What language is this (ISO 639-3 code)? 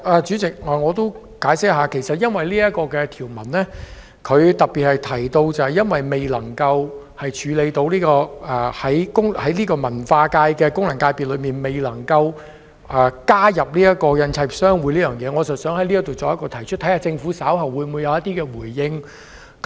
yue